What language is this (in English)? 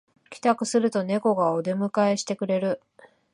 Japanese